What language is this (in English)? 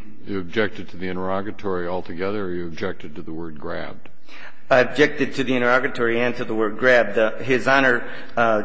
English